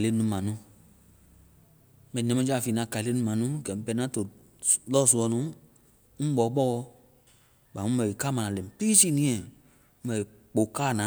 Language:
Vai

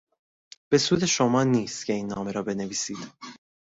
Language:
Persian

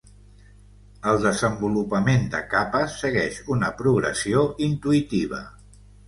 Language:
Catalan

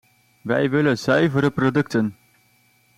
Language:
Dutch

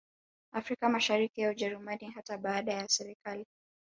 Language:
Swahili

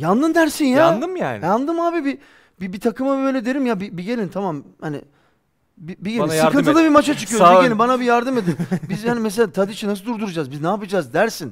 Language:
Turkish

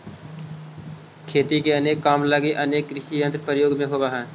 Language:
Magahi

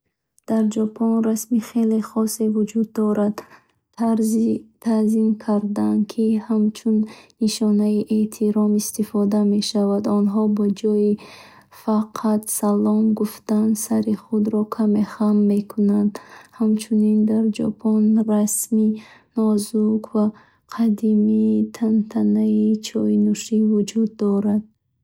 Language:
Bukharic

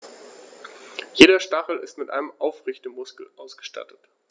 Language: German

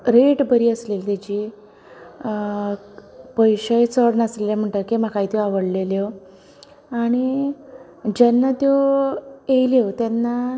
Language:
Konkani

